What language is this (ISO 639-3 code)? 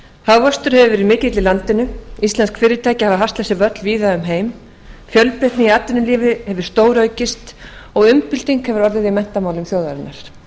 isl